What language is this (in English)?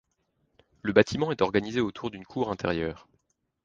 French